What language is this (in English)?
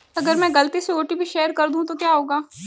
Hindi